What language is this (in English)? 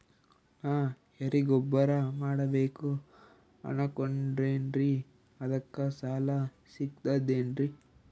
Kannada